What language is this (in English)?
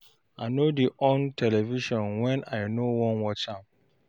Nigerian Pidgin